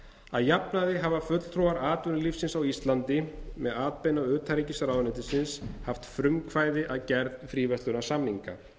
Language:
Icelandic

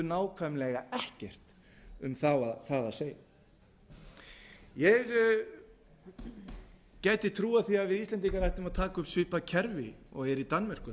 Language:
Icelandic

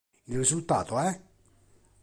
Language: Italian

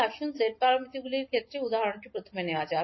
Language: Bangla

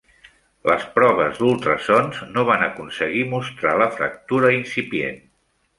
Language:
Catalan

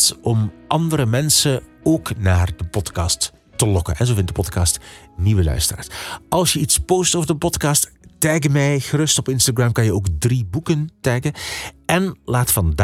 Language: Dutch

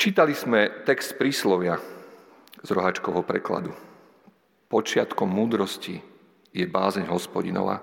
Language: Slovak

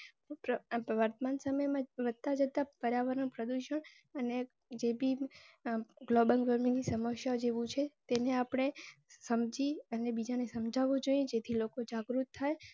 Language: Gujarati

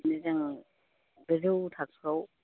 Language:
Bodo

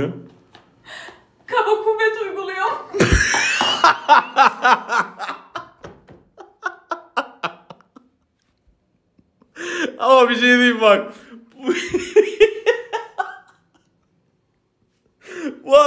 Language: Turkish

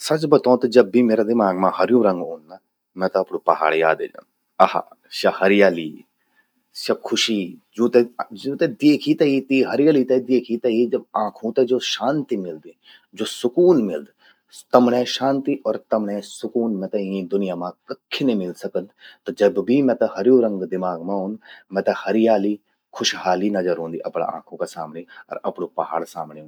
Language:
Garhwali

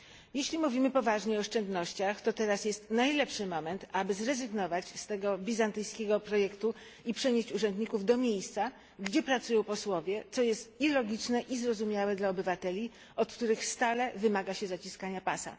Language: Polish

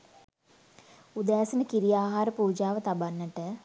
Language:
Sinhala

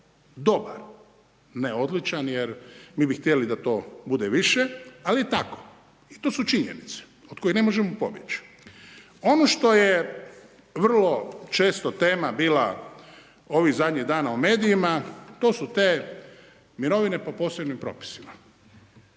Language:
Croatian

